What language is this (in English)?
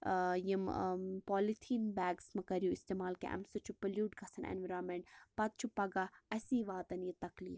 Kashmiri